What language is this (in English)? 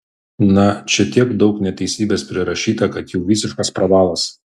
Lithuanian